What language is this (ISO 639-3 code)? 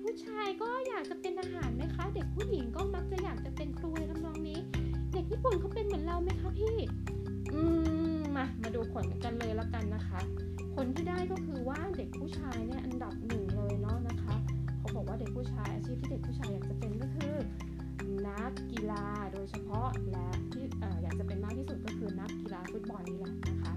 tha